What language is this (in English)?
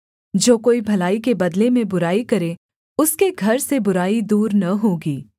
Hindi